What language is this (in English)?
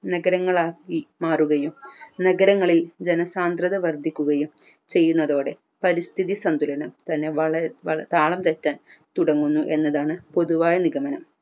Malayalam